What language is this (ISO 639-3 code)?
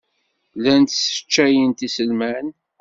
kab